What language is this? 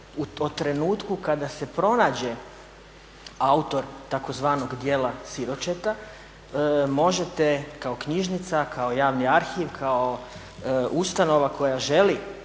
Croatian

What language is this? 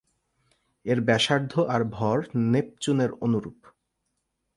Bangla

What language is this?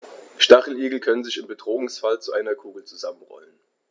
German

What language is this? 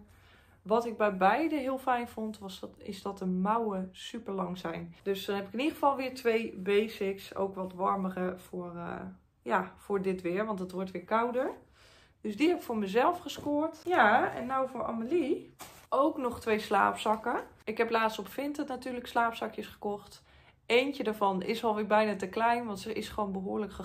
Dutch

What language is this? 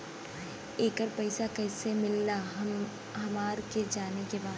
Bhojpuri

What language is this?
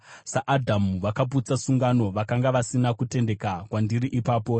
Shona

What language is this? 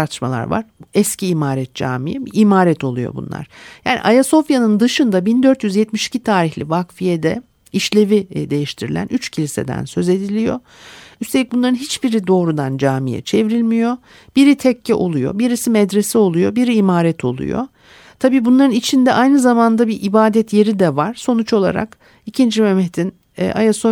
Turkish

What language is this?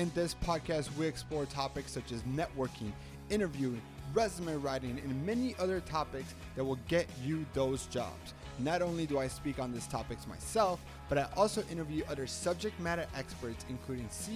English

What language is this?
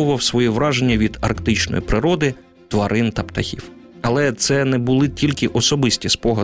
Ukrainian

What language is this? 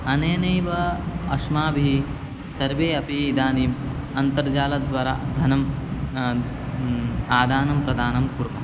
Sanskrit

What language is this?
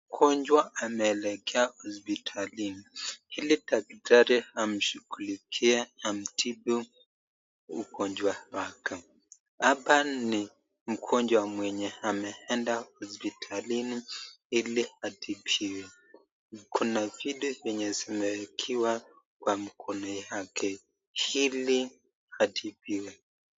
Swahili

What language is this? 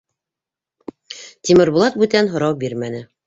Bashkir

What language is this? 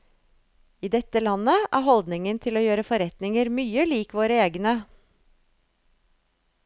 Norwegian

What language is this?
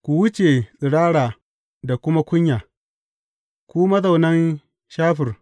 Hausa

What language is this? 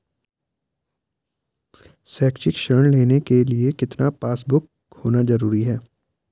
Hindi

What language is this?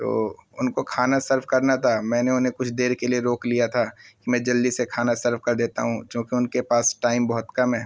Urdu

